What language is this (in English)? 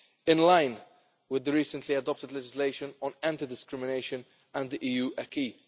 English